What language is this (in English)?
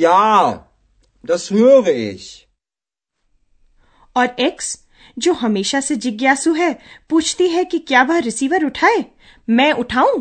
Hindi